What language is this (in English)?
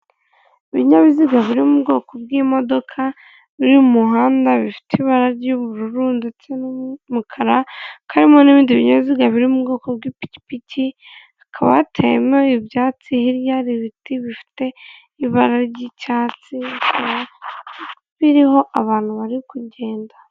Kinyarwanda